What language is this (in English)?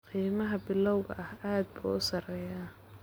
Somali